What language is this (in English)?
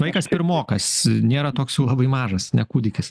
Lithuanian